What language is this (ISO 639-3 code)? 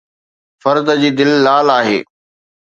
snd